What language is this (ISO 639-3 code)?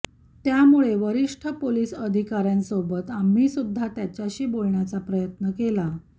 mar